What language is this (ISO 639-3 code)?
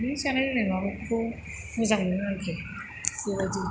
brx